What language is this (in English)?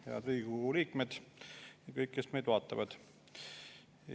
Estonian